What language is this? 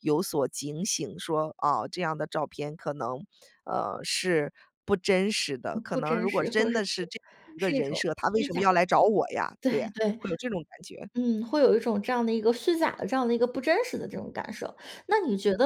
Chinese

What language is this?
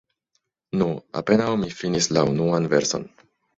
Esperanto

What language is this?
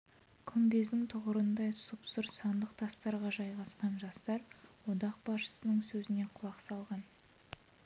Kazakh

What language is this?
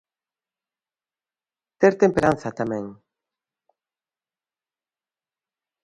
Galician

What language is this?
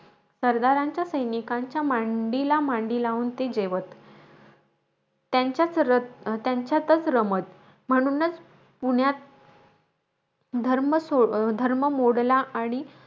Marathi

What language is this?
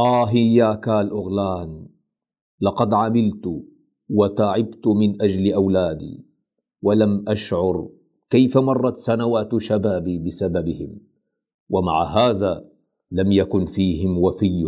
Arabic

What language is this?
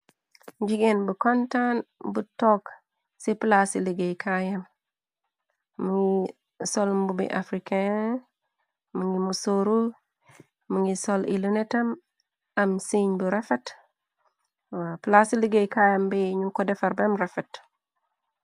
Wolof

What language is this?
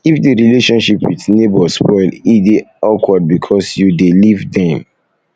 Nigerian Pidgin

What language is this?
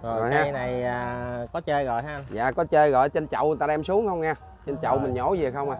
Vietnamese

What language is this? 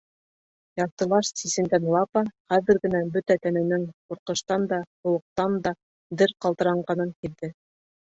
Bashkir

